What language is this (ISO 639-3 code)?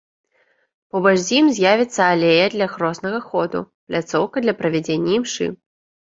bel